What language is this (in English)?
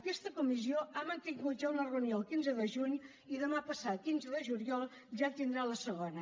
Catalan